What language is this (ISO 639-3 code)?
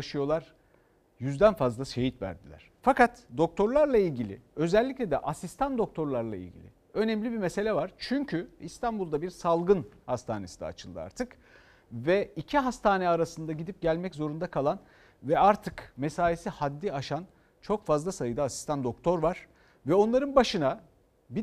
tur